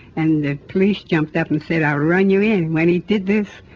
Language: English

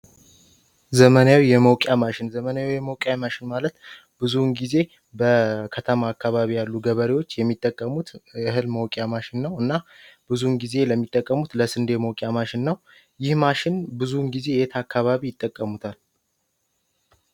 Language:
Amharic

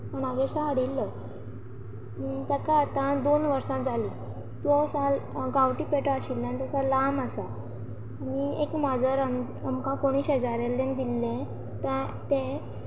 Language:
Konkani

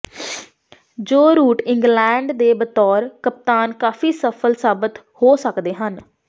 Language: Punjabi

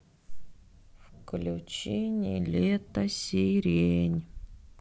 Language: Russian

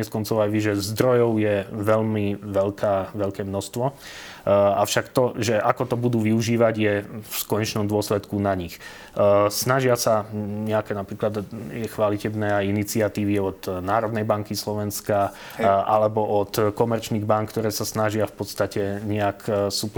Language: Slovak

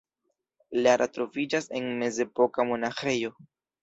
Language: Esperanto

